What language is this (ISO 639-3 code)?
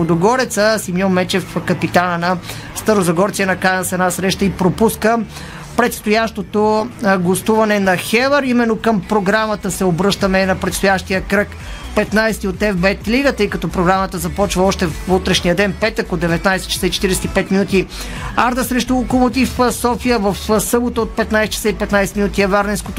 bul